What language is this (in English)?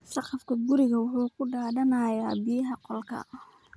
Somali